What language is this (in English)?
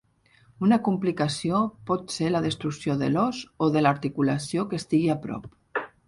Catalan